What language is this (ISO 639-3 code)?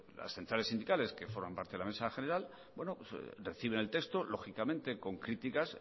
spa